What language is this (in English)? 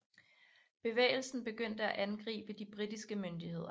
Danish